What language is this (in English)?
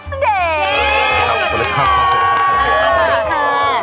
Thai